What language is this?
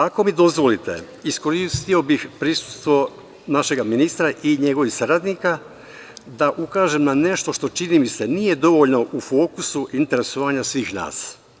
Serbian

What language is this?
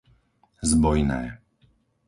Slovak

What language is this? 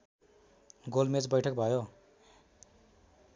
Nepali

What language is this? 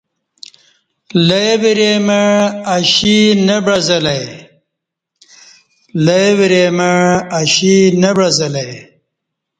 Kati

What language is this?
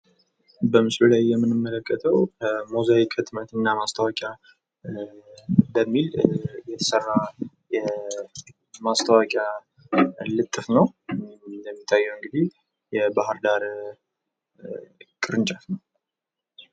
Amharic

